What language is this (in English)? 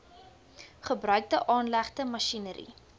Afrikaans